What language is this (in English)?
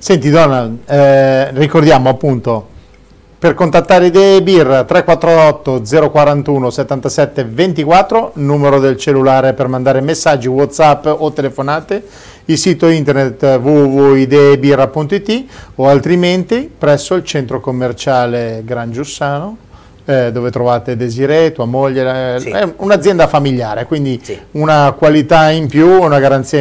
Italian